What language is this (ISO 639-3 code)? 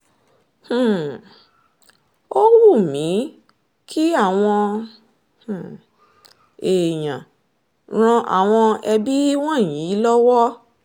yor